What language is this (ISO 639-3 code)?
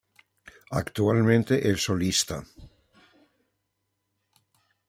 spa